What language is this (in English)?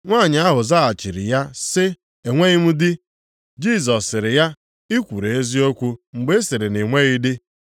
Igbo